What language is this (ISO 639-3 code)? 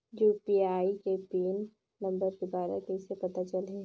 hne